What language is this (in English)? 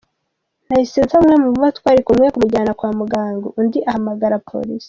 Kinyarwanda